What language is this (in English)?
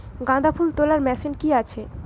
Bangla